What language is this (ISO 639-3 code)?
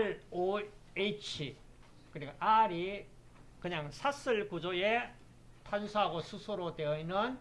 kor